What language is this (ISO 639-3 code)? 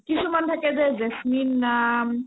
asm